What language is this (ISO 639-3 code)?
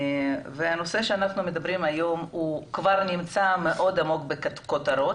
heb